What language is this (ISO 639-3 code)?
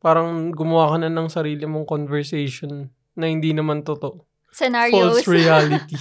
fil